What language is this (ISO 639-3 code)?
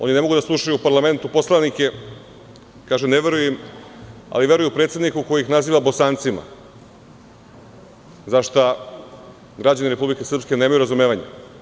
srp